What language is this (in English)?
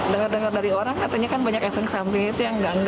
Indonesian